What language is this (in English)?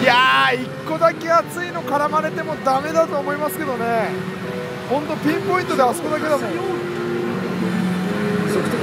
Japanese